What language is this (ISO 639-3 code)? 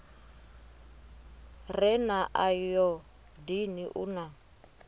ven